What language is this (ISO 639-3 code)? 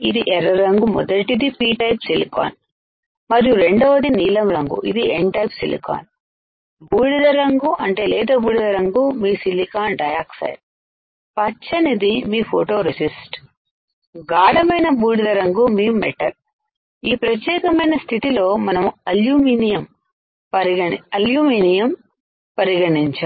tel